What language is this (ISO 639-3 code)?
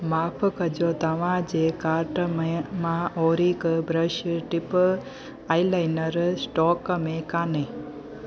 snd